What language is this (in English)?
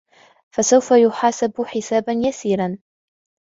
Arabic